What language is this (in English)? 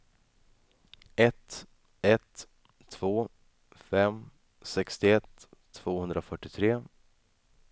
Swedish